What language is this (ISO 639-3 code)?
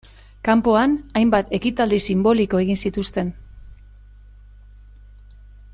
eus